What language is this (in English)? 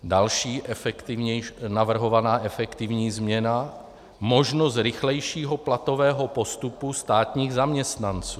Czech